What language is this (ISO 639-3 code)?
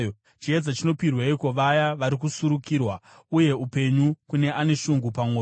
sna